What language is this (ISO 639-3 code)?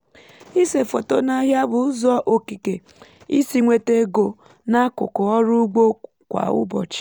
ibo